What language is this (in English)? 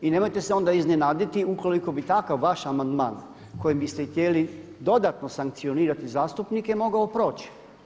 Croatian